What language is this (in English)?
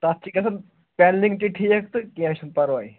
Kashmiri